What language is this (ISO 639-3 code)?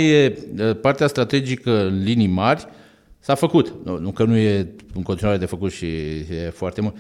ron